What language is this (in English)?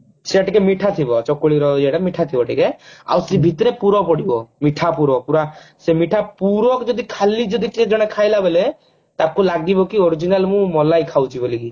Odia